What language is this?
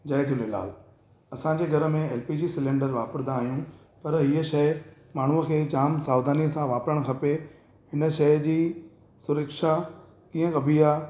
Sindhi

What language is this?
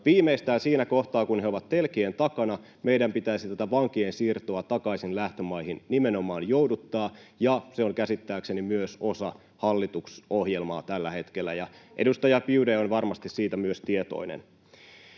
Finnish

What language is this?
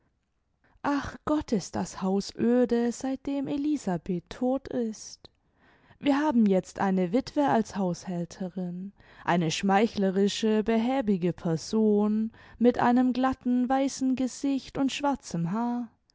German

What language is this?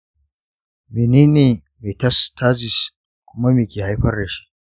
Hausa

